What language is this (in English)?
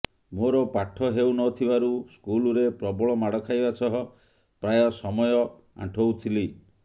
Odia